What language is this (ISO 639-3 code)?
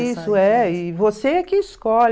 por